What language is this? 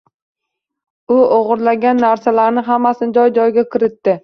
Uzbek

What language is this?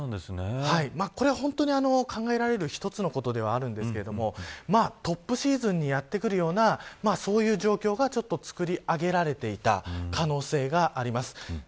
Japanese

